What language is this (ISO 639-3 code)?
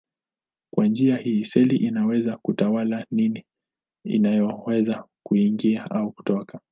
swa